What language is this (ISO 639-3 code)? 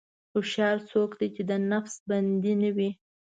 pus